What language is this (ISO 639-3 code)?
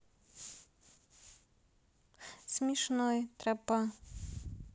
rus